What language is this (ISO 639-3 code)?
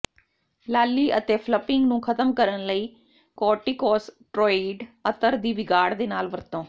pan